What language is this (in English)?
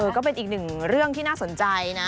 Thai